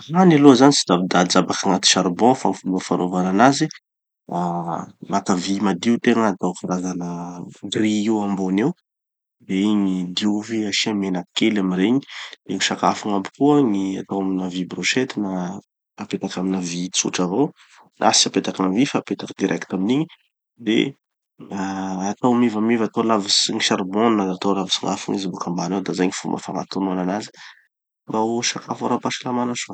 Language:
Tanosy Malagasy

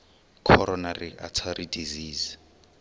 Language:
Xhosa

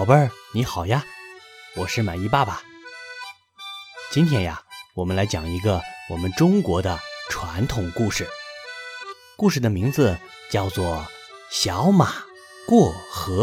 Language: Chinese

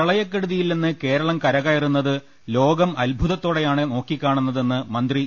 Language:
Malayalam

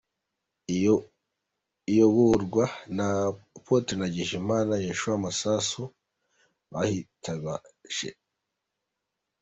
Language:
Kinyarwanda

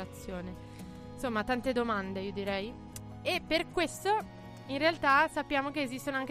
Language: Italian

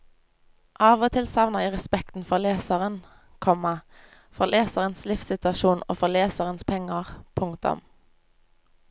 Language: Norwegian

